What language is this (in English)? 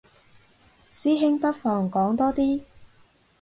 Cantonese